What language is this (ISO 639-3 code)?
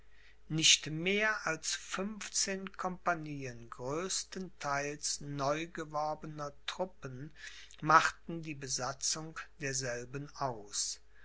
deu